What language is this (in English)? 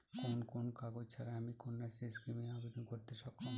Bangla